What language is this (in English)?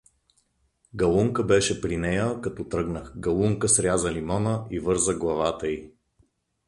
Bulgarian